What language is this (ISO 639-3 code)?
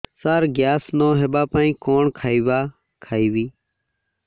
ori